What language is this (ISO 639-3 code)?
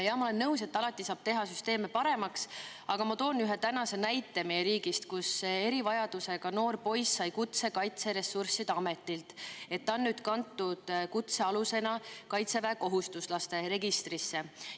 est